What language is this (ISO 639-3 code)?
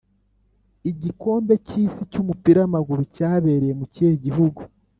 kin